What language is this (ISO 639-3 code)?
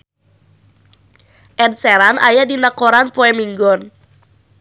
sun